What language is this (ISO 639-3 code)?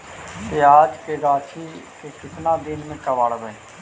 mag